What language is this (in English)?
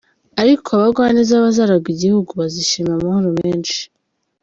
Kinyarwanda